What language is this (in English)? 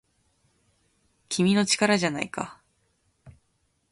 Japanese